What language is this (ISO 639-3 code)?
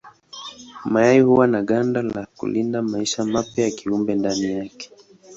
swa